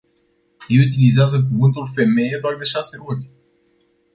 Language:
Romanian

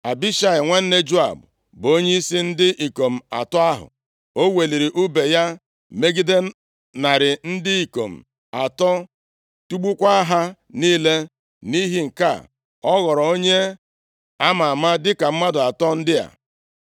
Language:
Igbo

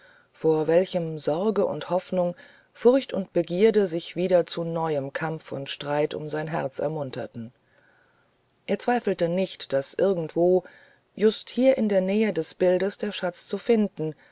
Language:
German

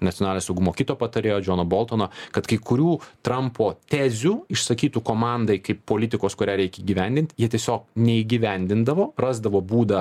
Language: Lithuanian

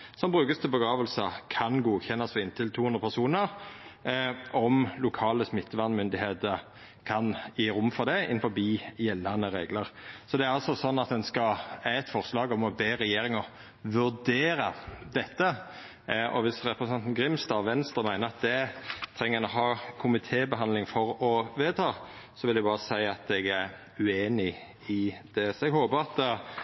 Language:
Norwegian Nynorsk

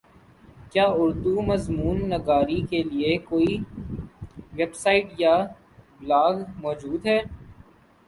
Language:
Urdu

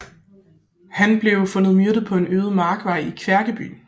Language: Danish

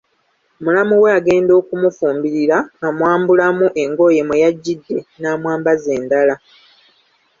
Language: Ganda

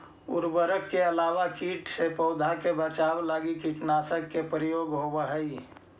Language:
Magahi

